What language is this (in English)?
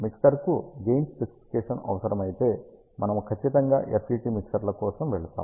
Telugu